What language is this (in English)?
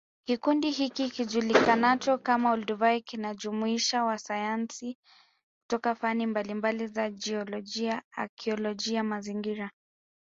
Swahili